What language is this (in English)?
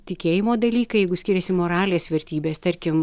Lithuanian